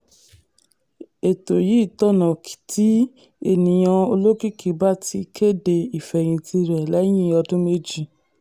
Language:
Yoruba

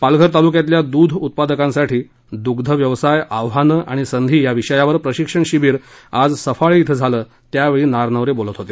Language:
Marathi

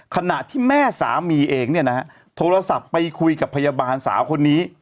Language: Thai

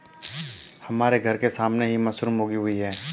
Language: Hindi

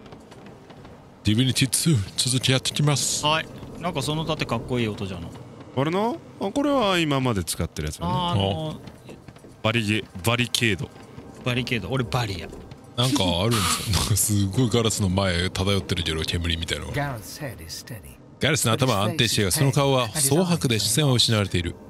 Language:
Japanese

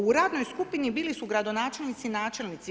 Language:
Croatian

